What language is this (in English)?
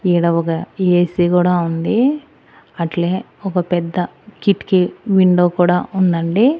Telugu